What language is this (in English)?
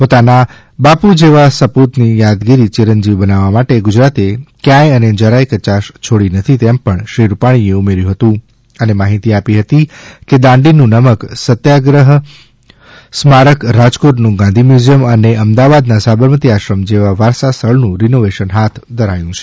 Gujarati